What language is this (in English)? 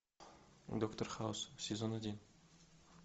Russian